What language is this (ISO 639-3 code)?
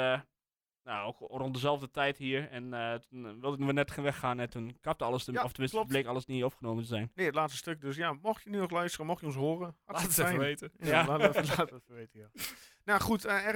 nld